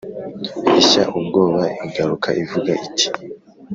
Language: Kinyarwanda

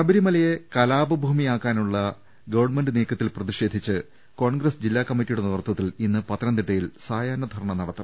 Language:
Malayalam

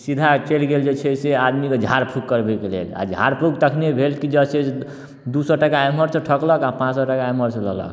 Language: Maithili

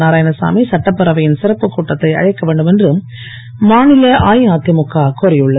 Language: Tamil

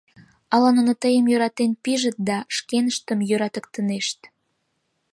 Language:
Mari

